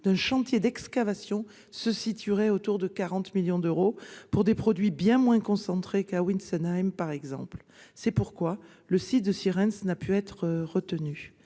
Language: French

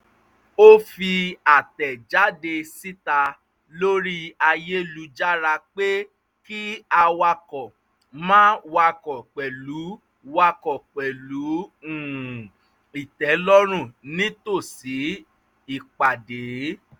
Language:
Yoruba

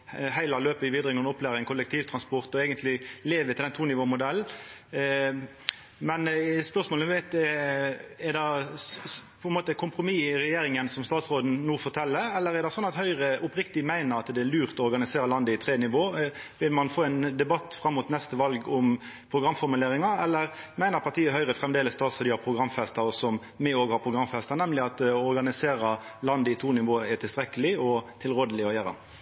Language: Norwegian Nynorsk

